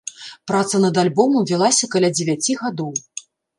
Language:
Belarusian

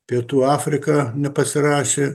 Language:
Lithuanian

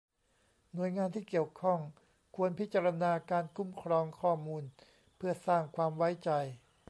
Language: Thai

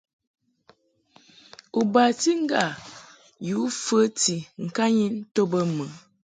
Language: Mungaka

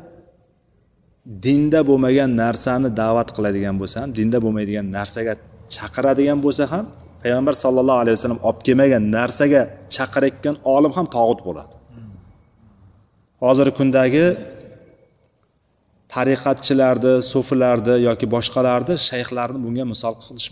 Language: Bulgarian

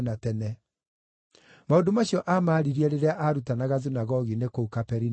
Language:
Kikuyu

